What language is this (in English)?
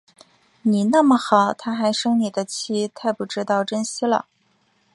Chinese